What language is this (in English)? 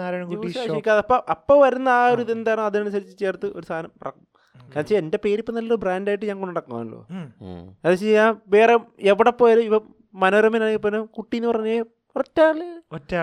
Malayalam